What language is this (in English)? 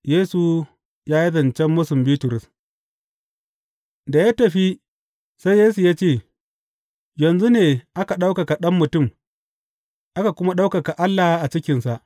Hausa